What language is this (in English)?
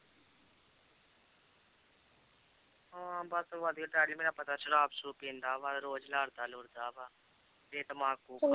Punjabi